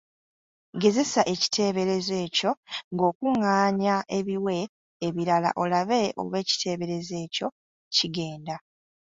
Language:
Ganda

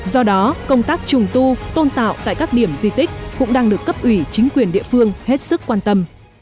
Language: Vietnamese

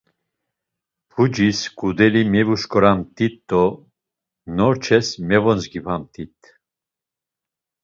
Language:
Laz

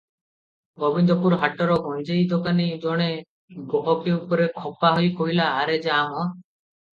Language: Odia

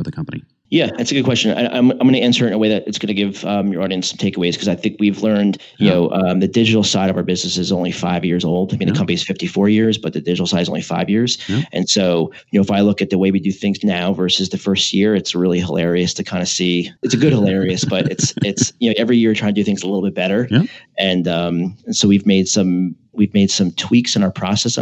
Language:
English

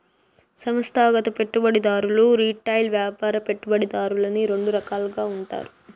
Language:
Telugu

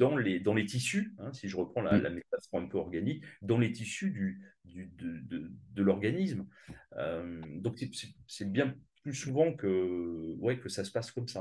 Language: French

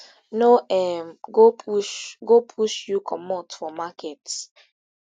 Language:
Nigerian Pidgin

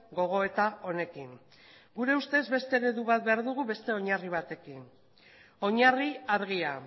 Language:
Basque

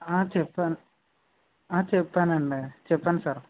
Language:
Telugu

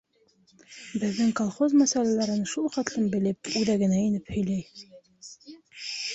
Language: Bashkir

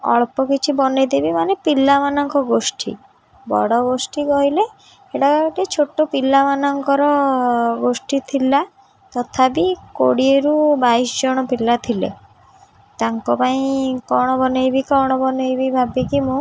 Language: Odia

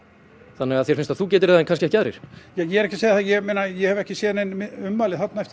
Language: Icelandic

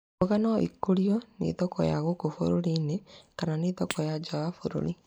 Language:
Kikuyu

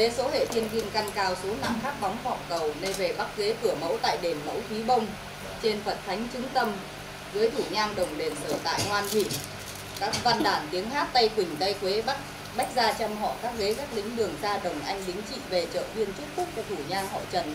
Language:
Vietnamese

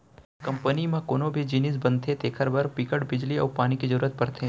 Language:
Chhattisgarhi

